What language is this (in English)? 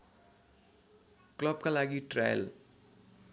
Nepali